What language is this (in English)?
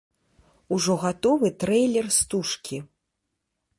Belarusian